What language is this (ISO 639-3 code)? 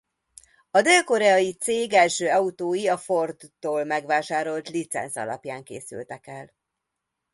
hun